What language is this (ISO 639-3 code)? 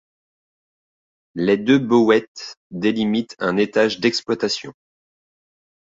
fra